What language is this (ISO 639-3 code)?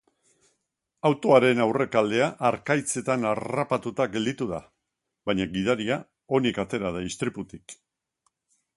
eus